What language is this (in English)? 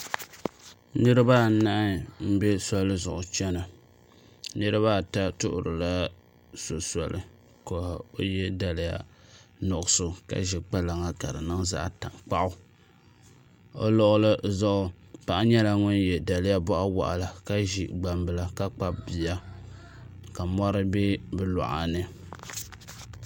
Dagbani